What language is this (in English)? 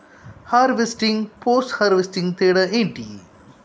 Telugu